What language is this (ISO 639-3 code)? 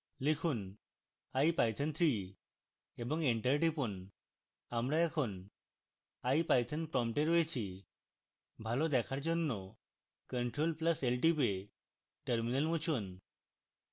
ben